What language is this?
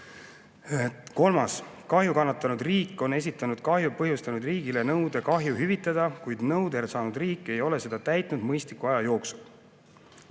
Estonian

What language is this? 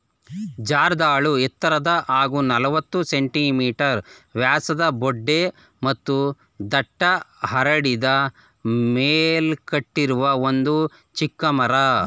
Kannada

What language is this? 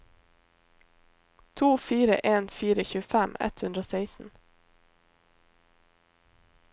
Norwegian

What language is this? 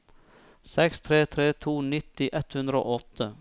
Norwegian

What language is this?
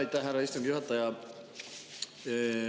Estonian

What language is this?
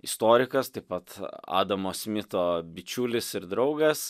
Lithuanian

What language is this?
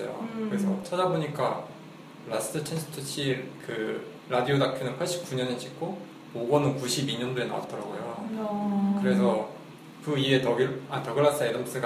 Korean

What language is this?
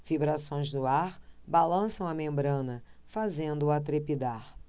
Portuguese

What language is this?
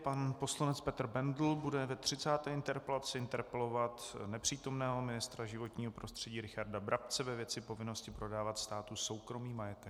Czech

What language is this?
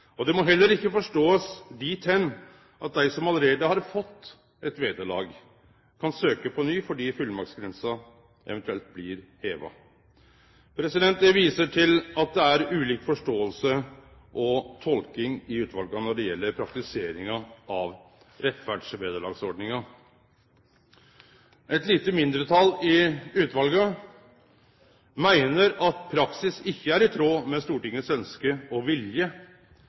Norwegian Nynorsk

